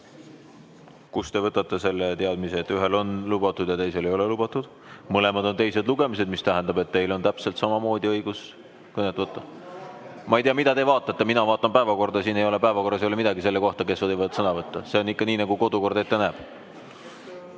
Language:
Estonian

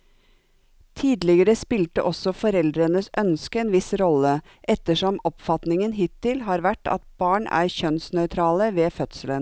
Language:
Norwegian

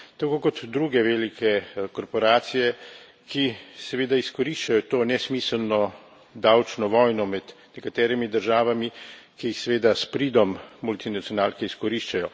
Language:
Slovenian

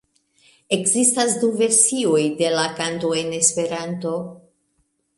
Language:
Esperanto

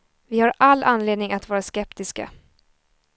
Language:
Swedish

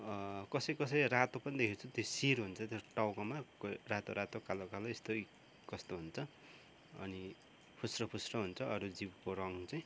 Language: Nepali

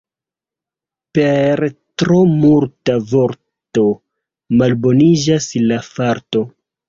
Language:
Esperanto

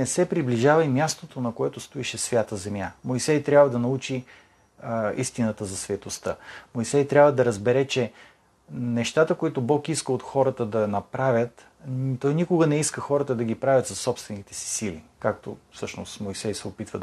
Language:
Bulgarian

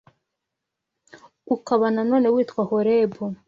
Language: Kinyarwanda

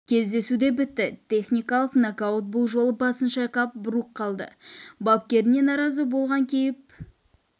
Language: Kazakh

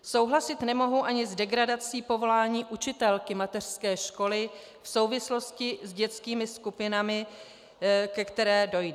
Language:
Czech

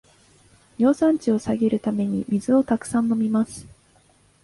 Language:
Japanese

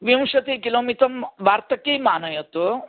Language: Sanskrit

